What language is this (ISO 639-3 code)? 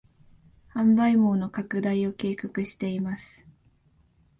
jpn